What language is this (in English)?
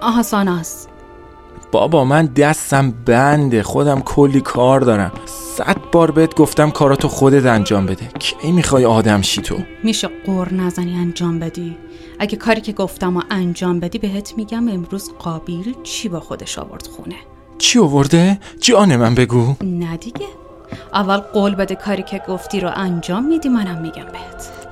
Persian